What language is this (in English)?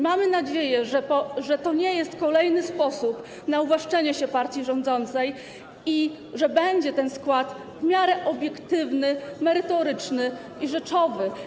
Polish